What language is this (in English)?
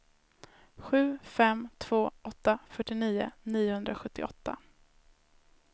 Swedish